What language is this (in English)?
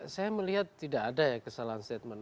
Indonesian